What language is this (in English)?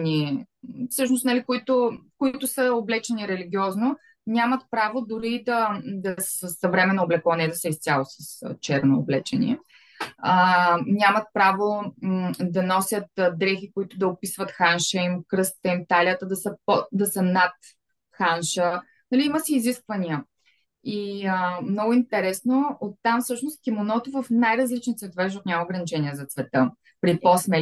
Bulgarian